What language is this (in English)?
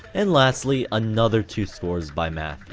English